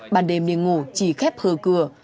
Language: Vietnamese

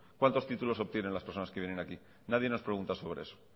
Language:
Spanish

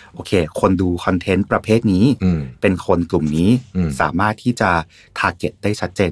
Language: Thai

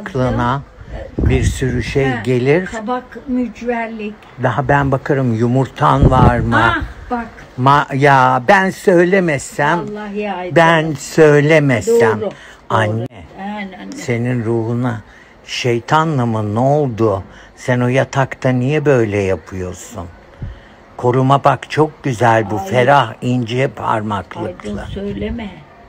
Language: Turkish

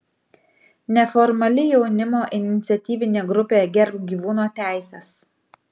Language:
Lithuanian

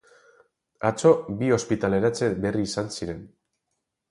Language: Basque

